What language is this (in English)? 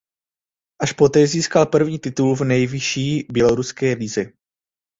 Czech